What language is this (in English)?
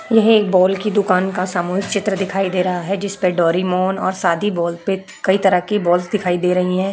Hindi